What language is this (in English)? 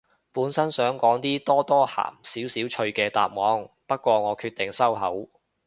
Cantonese